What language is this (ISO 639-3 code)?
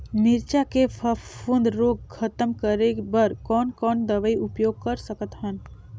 hne